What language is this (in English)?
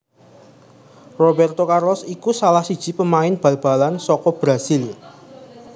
Javanese